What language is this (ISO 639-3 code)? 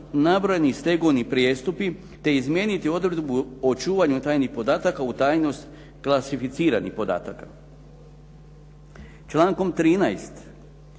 hrv